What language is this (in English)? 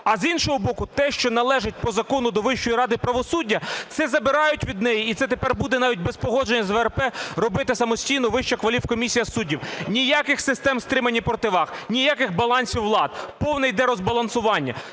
Ukrainian